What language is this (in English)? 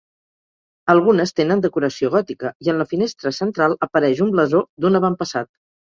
Catalan